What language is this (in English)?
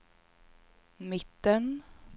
Swedish